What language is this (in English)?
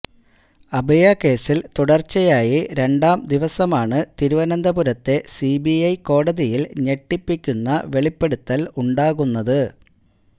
Malayalam